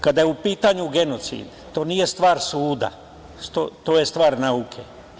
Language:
Serbian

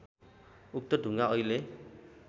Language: Nepali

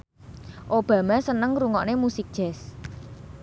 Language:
Javanese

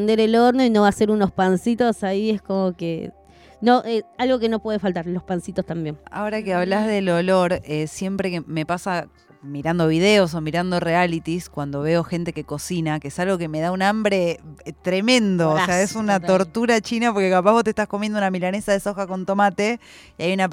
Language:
Spanish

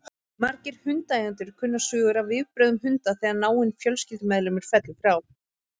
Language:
Icelandic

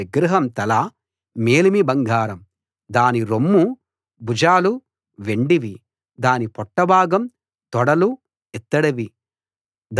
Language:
Telugu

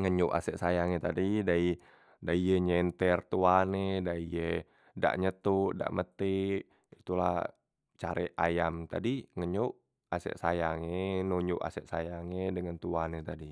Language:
Musi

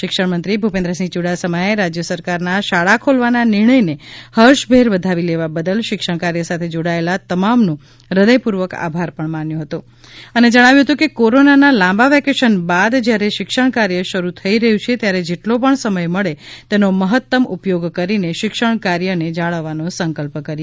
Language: Gujarati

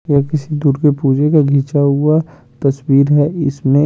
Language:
Hindi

